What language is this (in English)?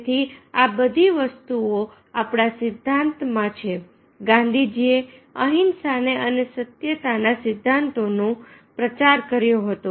Gujarati